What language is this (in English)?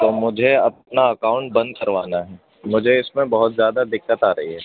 Urdu